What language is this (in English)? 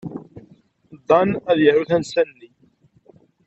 Kabyle